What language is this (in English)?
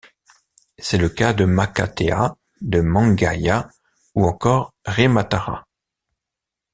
French